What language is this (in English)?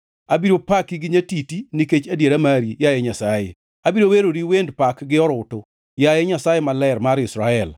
Luo (Kenya and Tanzania)